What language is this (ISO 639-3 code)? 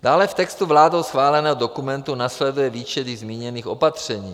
ces